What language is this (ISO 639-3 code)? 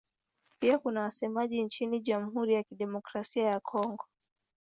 swa